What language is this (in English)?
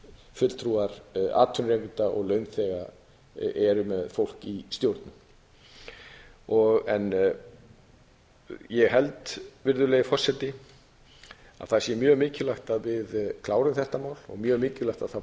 Icelandic